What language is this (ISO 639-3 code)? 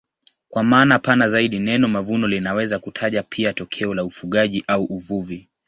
swa